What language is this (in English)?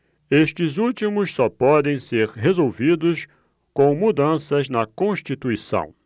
Portuguese